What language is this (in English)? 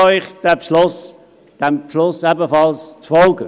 Swiss German